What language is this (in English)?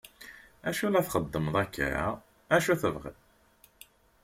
Kabyle